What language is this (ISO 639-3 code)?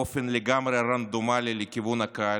heb